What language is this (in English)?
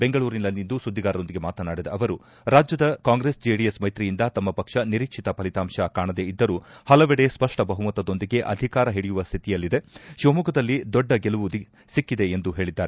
Kannada